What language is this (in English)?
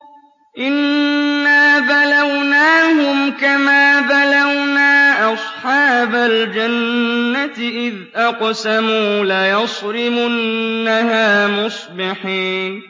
Arabic